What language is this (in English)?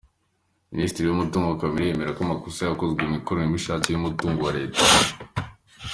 Kinyarwanda